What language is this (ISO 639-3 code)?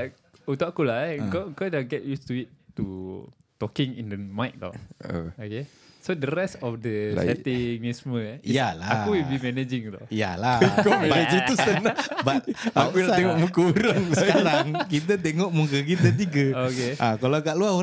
msa